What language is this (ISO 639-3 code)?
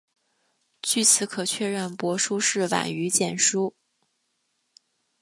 zho